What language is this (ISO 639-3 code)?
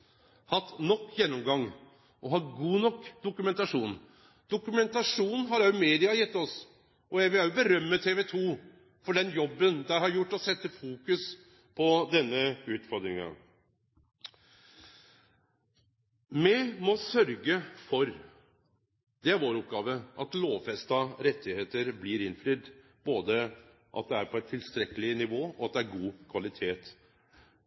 nno